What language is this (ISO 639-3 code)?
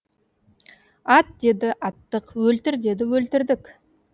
kaz